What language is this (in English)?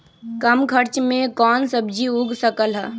Magahi